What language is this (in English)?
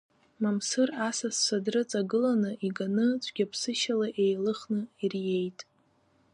Abkhazian